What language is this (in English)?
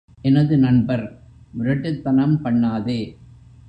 Tamil